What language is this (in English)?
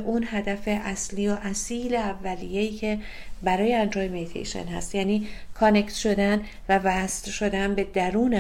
Persian